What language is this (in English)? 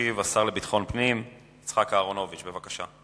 Hebrew